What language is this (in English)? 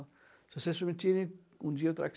Portuguese